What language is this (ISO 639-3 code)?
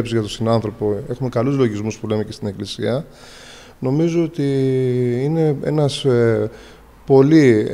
ell